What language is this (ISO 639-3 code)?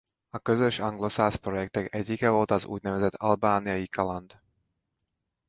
hun